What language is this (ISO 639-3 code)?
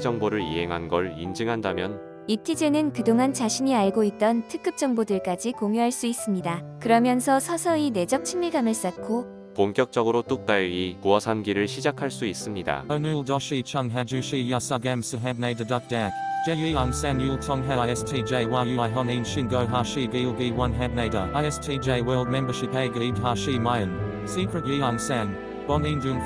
kor